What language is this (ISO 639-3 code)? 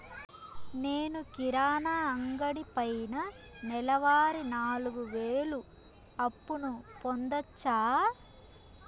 tel